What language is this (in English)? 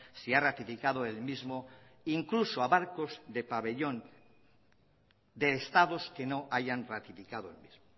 Spanish